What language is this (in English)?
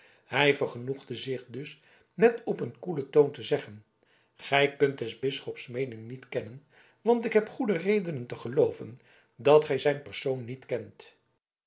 Dutch